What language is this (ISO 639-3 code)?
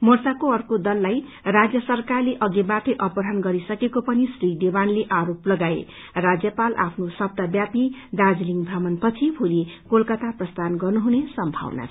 nep